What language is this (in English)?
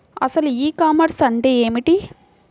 Telugu